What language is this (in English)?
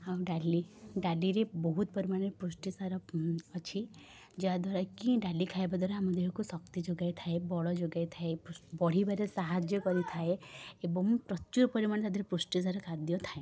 Odia